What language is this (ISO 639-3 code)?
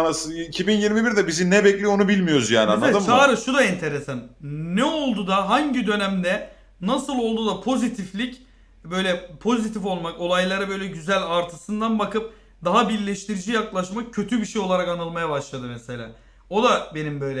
tur